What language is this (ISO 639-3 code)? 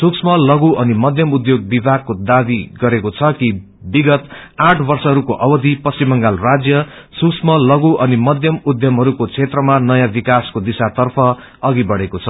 nep